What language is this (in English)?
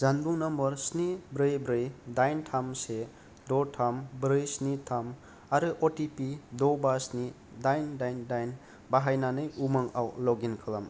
Bodo